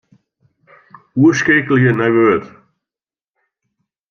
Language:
Western Frisian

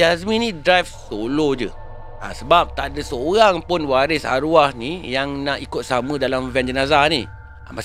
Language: Malay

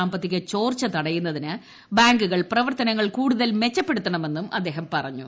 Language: Malayalam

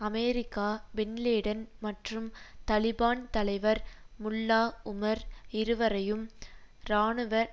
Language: Tamil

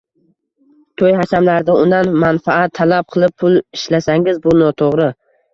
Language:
Uzbek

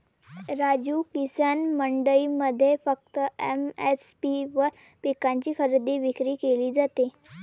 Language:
Marathi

